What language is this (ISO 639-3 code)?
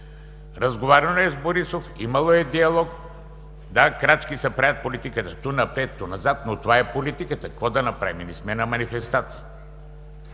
bul